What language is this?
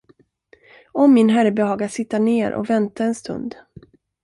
Swedish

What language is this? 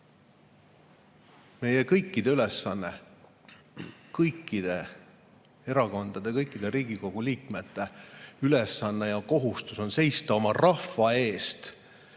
Estonian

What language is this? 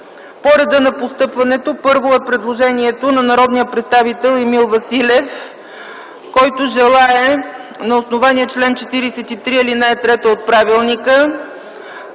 Bulgarian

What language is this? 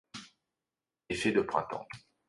French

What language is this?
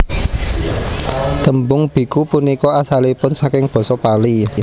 Javanese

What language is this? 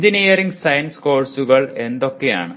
Malayalam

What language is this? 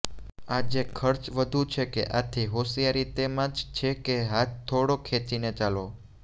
Gujarati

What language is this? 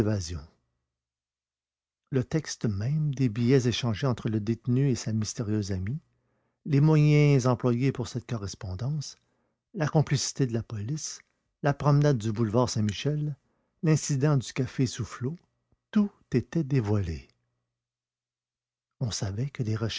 French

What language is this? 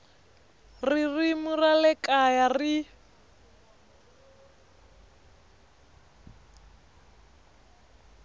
Tsonga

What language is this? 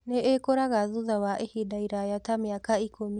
Kikuyu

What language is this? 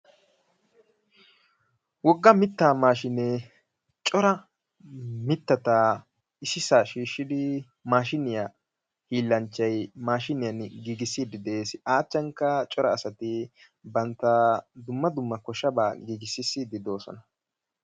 Wolaytta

